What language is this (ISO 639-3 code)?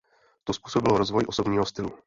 ces